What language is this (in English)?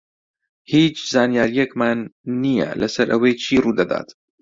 Central Kurdish